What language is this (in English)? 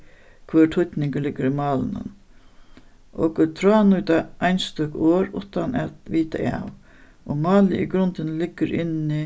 Faroese